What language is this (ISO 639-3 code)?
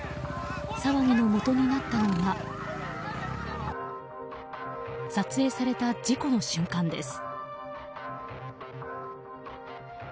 jpn